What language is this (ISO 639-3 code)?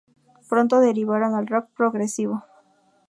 spa